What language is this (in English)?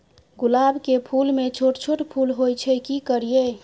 Maithili